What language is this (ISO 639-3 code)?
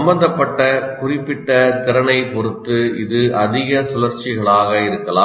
tam